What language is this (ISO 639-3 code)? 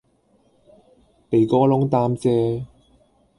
yue